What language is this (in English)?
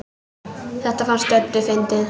Icelandic